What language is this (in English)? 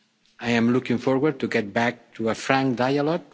English